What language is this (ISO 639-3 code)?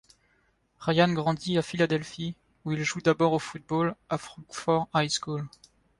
fra